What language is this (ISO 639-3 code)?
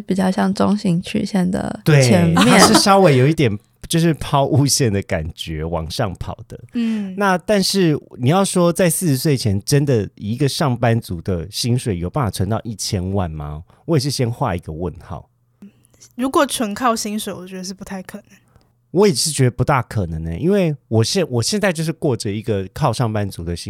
zho